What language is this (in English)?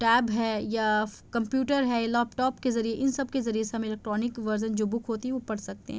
Urdu